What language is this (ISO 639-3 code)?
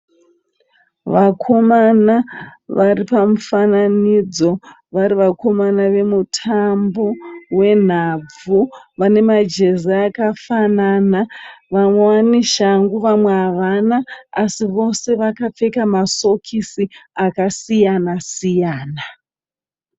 sna